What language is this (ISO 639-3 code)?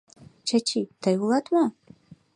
chm